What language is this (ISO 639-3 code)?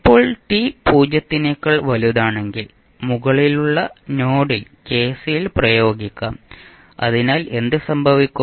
mal